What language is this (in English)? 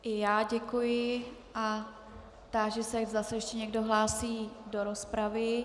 Czech